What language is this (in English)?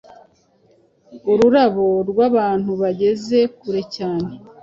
Kinyarwanda